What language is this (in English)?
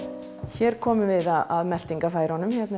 Icelandic